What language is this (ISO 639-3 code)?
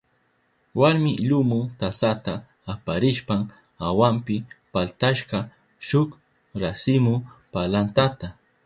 qup